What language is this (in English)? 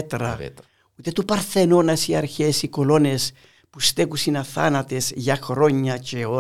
Greek